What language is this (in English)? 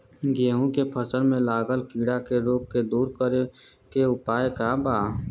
Bhojpuri